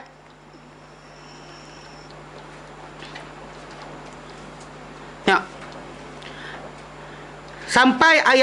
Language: Malay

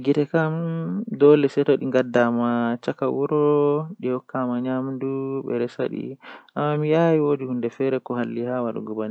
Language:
Western Niger Fulfulde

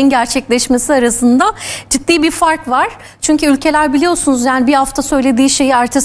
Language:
Turkish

